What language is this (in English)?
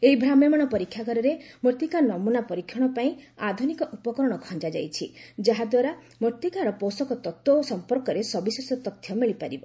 Odia